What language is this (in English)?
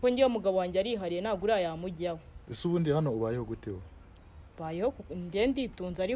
Romanian